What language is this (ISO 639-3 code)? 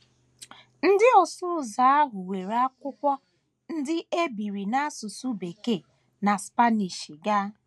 ibo